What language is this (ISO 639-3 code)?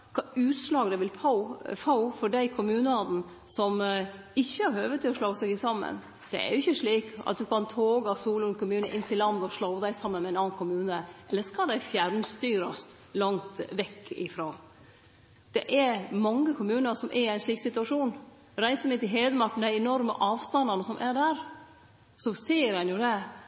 nno